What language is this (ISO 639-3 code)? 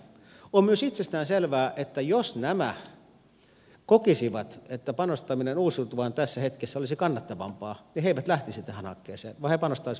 fin